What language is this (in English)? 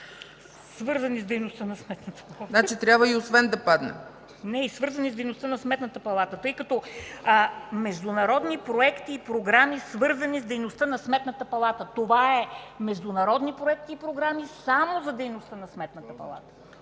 Bulgarian